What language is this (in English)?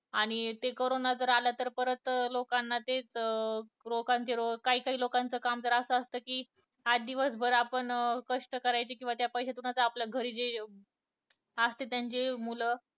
Marathi